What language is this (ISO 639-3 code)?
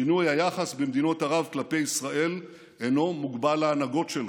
heb